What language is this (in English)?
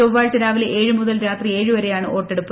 Malayalam